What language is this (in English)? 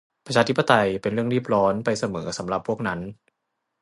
Thai